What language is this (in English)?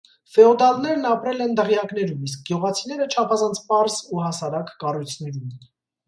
Armenian